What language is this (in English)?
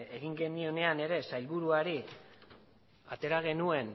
Basque